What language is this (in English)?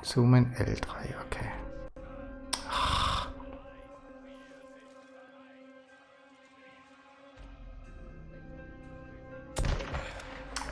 German